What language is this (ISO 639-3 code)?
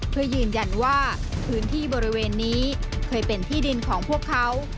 tha